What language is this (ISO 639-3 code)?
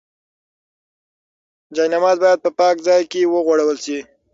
pus